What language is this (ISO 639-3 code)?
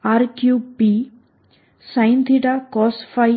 guj